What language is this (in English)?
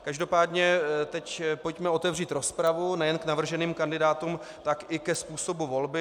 Czech